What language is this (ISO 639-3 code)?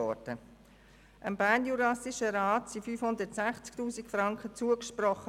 gsw